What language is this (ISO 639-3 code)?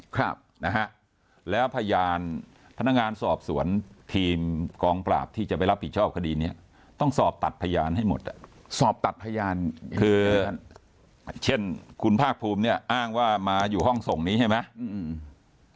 tha